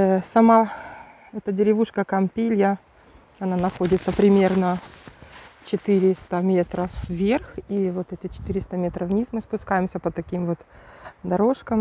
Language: Russian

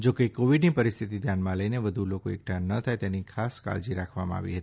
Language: Gujarati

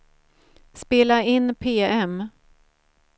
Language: Swedish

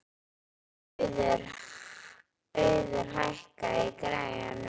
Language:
Icelandic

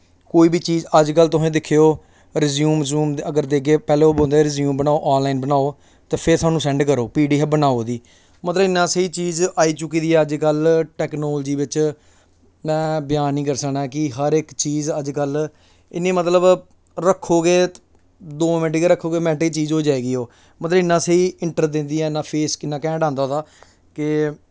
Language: Dogri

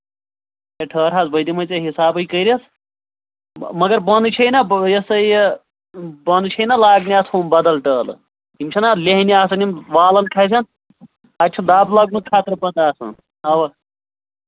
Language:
Kashmiri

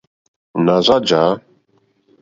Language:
Mokpwe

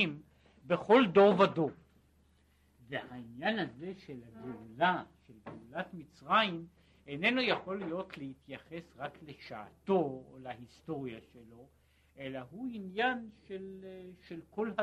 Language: Hebrew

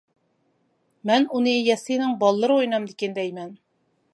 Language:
Uyghur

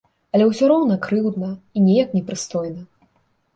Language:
Belarusian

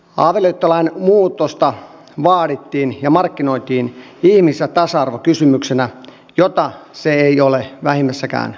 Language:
Finnish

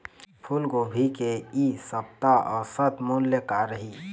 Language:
Chhattisgarhi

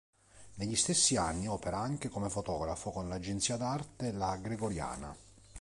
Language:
Italian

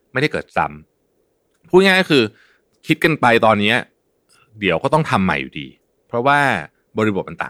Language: Thai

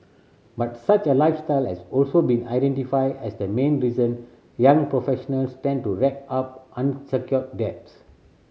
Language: English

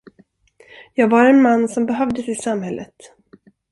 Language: Swedish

